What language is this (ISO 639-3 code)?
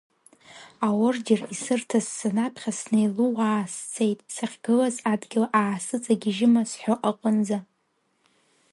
abk